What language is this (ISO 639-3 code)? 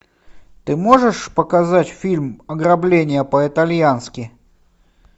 rus